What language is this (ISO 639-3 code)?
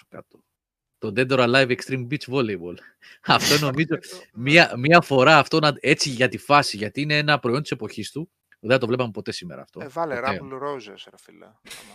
ell